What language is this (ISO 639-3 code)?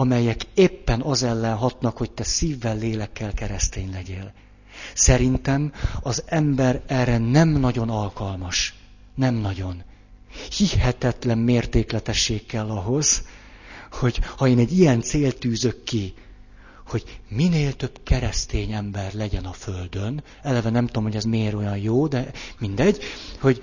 hun